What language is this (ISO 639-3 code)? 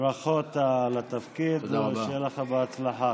heb